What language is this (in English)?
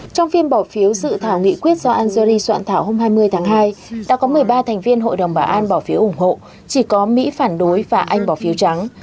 Vietnamese